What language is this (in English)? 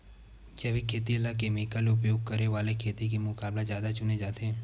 Chhattisgarhi